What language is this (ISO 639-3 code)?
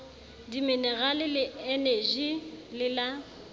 sot